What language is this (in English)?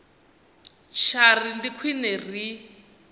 Venda